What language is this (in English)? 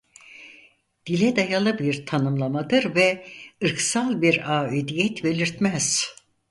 Turkish